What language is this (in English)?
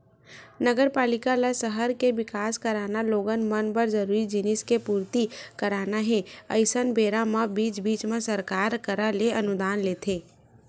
Chhattisgarhi